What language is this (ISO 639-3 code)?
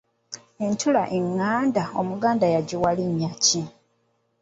lug